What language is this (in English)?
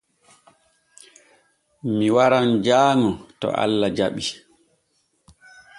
Borgu Fulfulde